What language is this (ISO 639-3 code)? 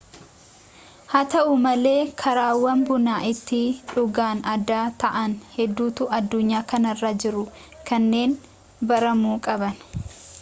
orm